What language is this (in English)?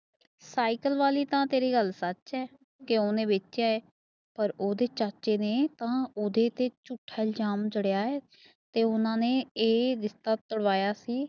Punjabi